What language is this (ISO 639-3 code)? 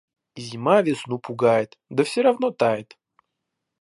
rus